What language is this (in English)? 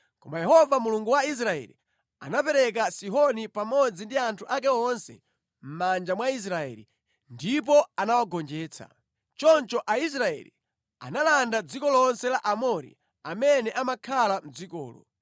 Nyanja